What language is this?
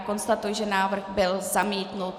Czech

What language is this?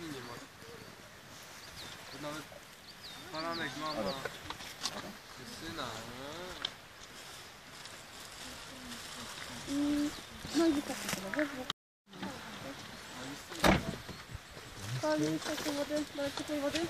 Polish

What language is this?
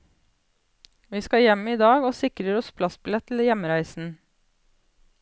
Norwegian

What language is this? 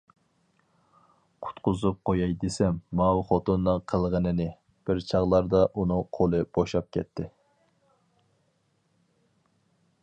Uyghur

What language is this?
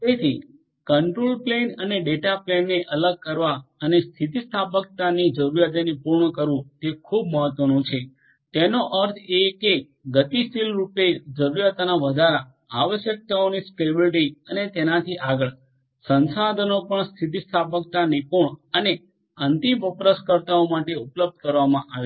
Gujarati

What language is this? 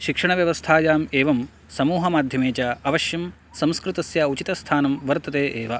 Sanskrit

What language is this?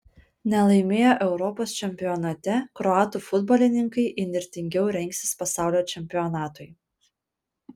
Lithuanian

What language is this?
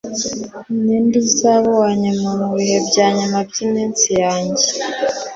Kinyarwanda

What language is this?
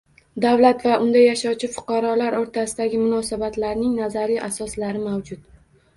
Uzbek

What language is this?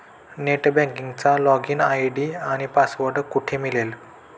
Marathi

